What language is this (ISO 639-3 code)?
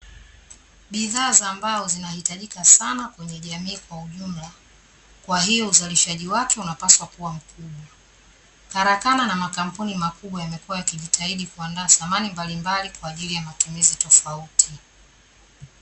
swa